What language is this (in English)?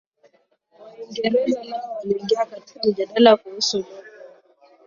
Swahili